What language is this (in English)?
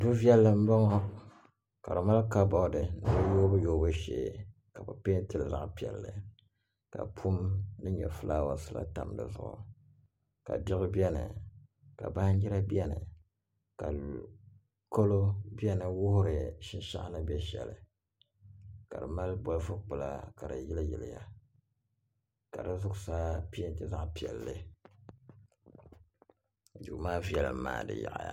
Dagbani